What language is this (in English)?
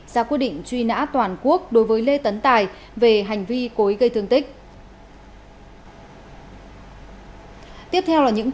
Vietnamese